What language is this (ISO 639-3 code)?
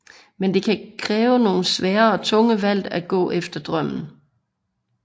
dan